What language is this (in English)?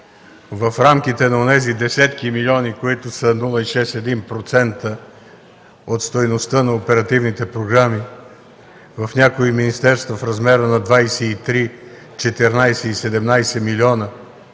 Bulgarian